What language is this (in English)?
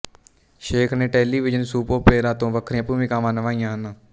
Punjabi